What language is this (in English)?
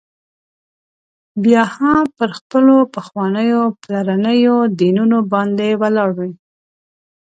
Pashto